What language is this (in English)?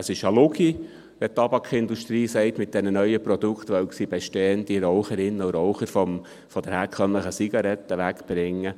Swiss German